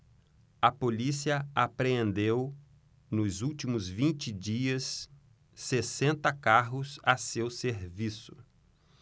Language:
Portuguese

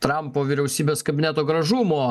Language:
Lithuanian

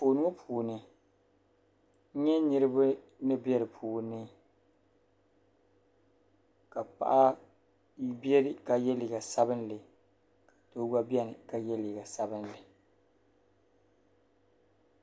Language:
Dagbani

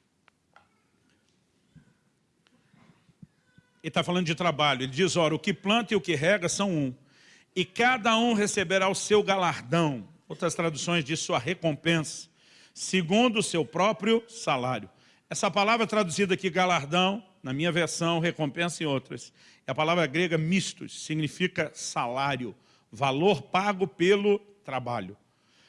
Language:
Portuguese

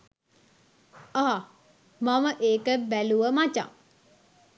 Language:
Sinhala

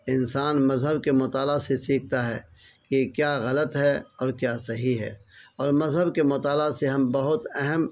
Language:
Urdu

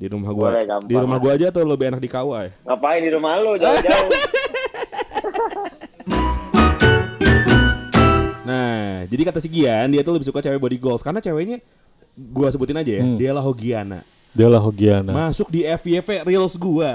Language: Indonesian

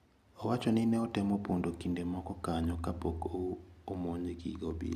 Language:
Luo (Kenya and Tanzania)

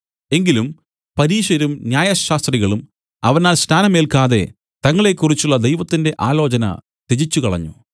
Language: Malayalam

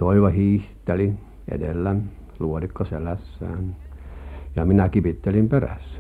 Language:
Finnish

